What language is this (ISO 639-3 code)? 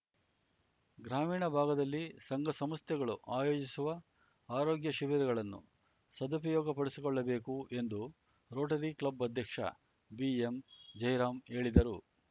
kan